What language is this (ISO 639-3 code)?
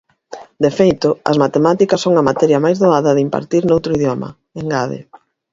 glg